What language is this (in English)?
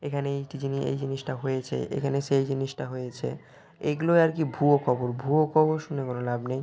Bangla